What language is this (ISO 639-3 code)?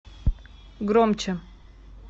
rus